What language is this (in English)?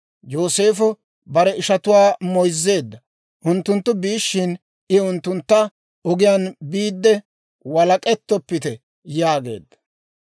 Dawro